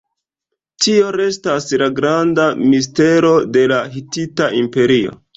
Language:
Esperanto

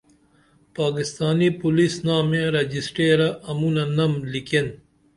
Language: Dameli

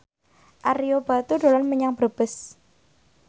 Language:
Javanese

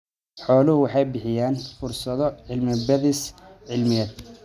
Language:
Somali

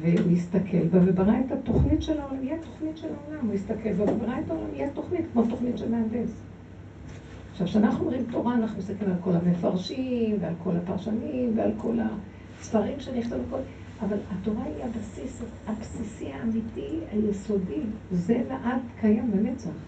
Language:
Hebrew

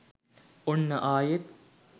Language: Sinhala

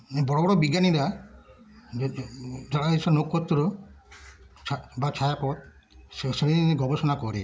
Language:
Bangla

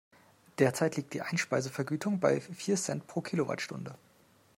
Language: German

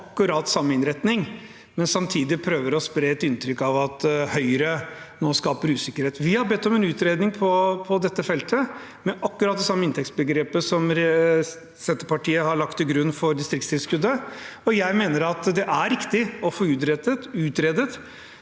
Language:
Norwegian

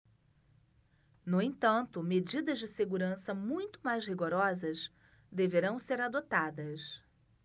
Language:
Portuguese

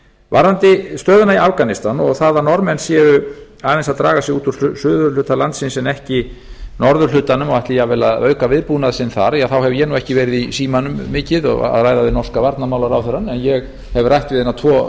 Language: Icelandic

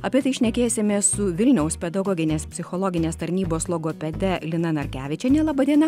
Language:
Lithuanian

